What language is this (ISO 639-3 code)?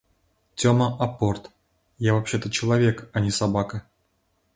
rus